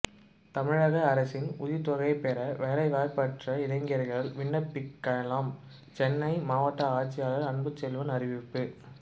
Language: Tamil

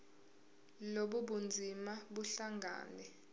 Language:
Zulu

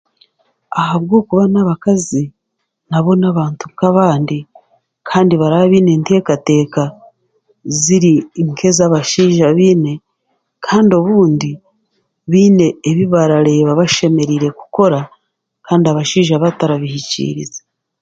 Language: Chiga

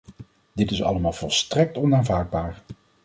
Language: Dutch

